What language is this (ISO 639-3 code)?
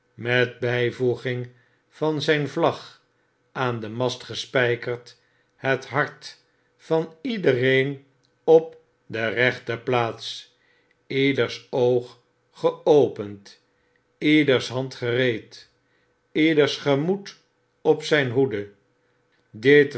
nld